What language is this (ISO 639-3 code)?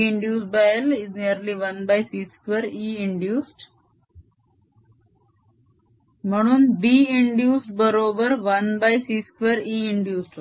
mar